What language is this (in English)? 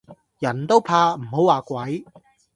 Cantonese